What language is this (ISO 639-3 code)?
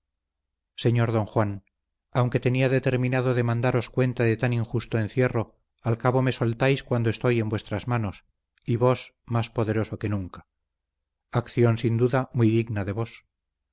spa